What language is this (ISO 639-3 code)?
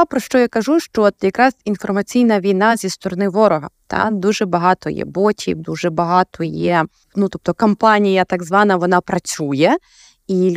ukr